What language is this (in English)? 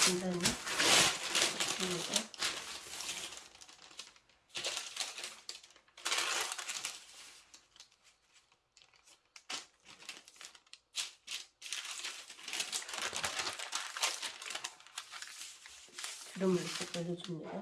Korean